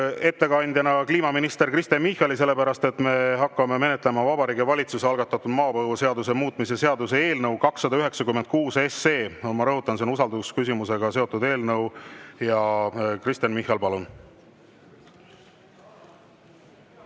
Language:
Estonian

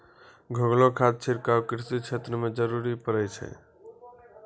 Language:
Maithili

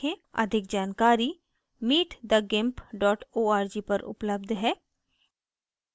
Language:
Hindi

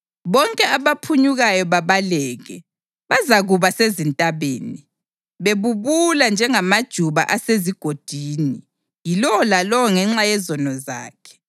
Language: North Ndebele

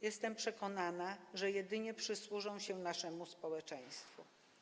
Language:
Polish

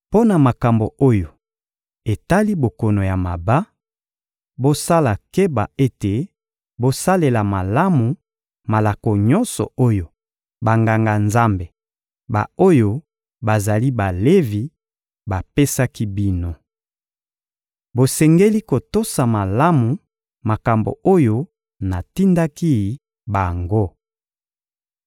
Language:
Lingala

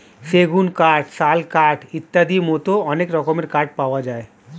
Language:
Bangla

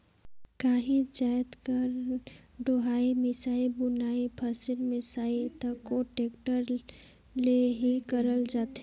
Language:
Chhattisgarhi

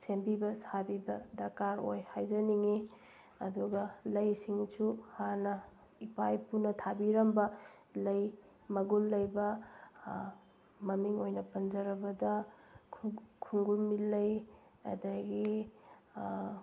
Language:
Manipuri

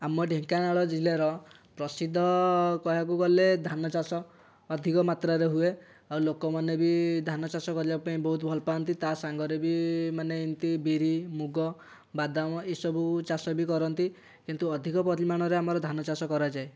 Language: Odia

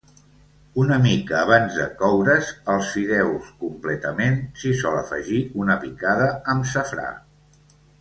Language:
Catalan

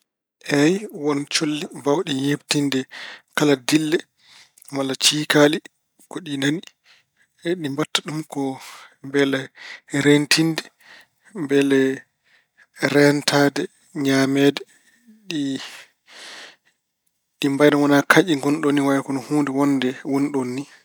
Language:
Fula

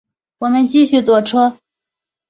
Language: Chinese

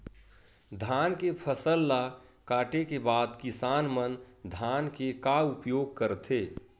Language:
Chhattisgarhi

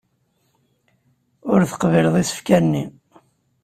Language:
Kabyle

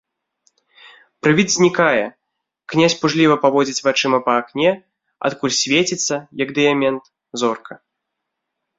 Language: Belarusian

